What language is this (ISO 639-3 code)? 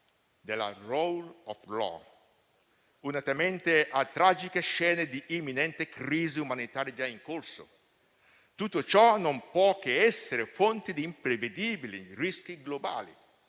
ita